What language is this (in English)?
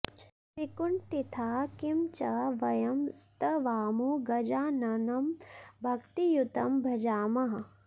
Sanskrit